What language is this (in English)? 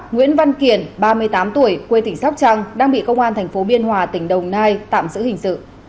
Vietnamese